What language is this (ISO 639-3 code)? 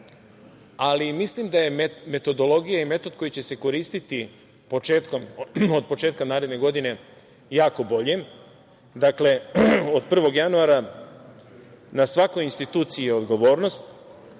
srp